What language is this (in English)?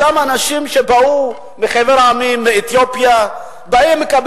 Hebrew